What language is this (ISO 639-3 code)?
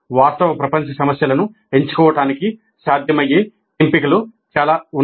tel